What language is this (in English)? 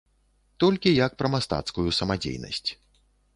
Belarusian